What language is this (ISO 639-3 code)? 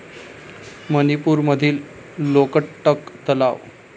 mar